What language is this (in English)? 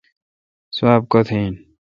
Kalkoti